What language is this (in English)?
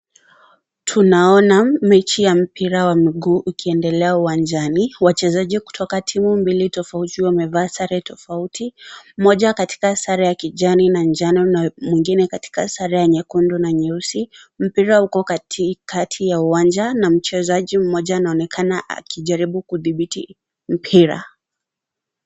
Swahili